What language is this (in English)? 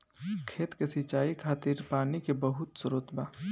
Bhojpuri